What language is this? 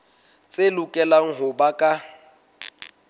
Southern Sotho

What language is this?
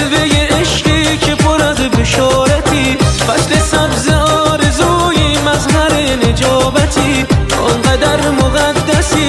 Persian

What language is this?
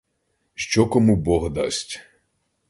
Ukrainian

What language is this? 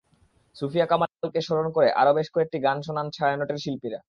Bangla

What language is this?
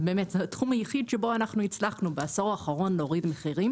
Hebrew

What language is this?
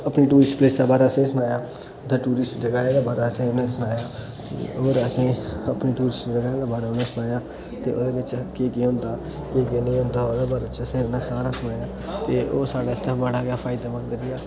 Dogri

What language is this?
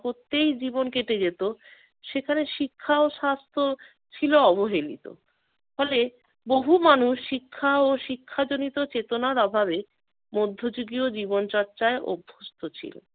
Bangla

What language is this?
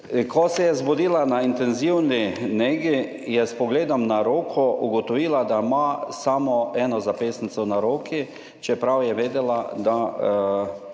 Slovenian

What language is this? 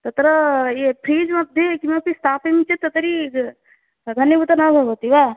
Sanskrit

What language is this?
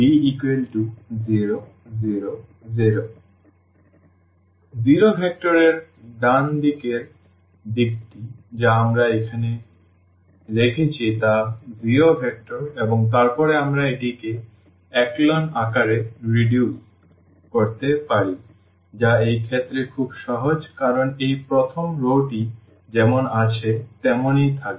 Bangla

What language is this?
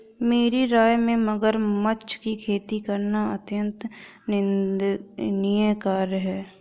Hindi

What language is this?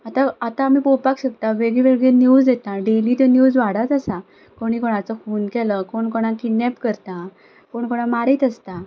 Konkani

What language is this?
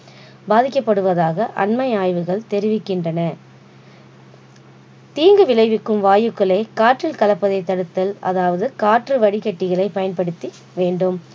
Tamil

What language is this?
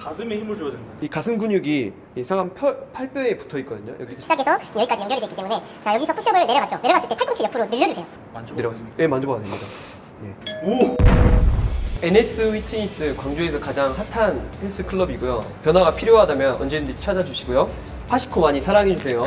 Korean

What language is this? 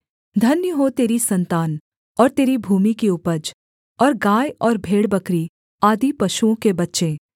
Hindi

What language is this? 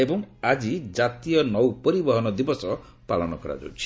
Odia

